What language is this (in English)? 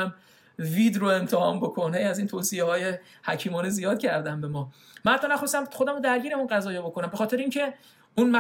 Persian